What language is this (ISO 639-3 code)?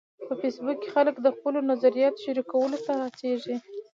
pus